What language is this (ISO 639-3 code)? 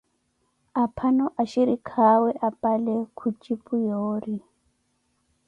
eko